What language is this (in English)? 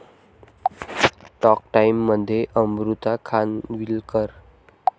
Marathi